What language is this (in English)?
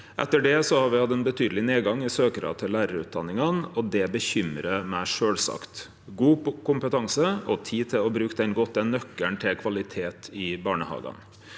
Norwegian